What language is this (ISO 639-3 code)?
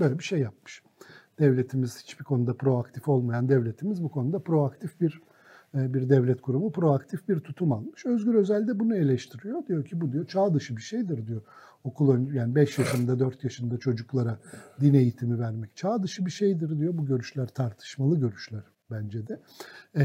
tur